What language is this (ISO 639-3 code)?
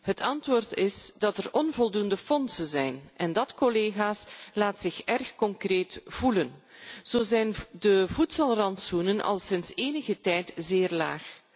nld